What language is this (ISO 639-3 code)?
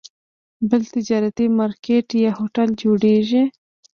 pus